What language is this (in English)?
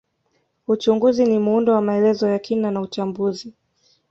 Swahili